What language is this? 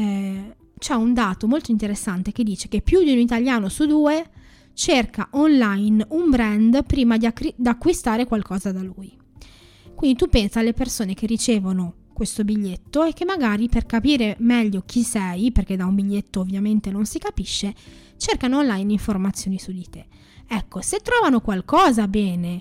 Italian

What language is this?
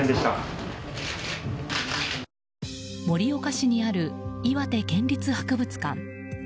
Japanese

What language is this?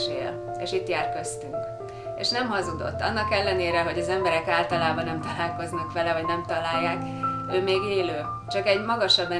Hungarian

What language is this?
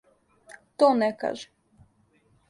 Serbian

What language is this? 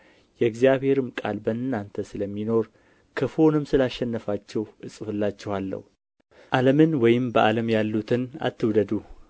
Amharic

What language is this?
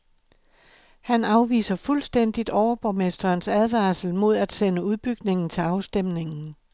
Danish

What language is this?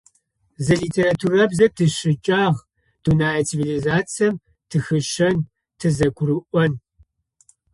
Adyghe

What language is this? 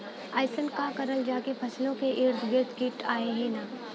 Bhojpuri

